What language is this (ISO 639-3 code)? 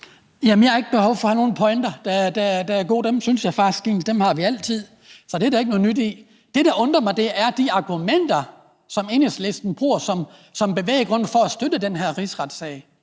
dan